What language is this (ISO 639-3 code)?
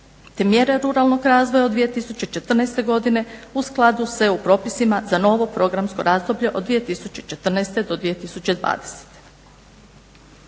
hrv